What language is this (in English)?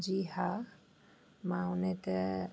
Sindhi